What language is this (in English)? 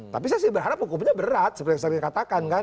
Indonesian